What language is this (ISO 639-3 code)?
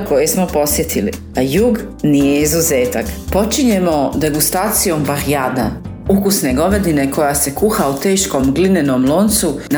hrv